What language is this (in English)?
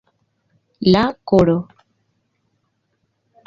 Esperanto